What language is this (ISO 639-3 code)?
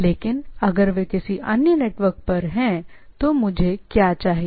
hin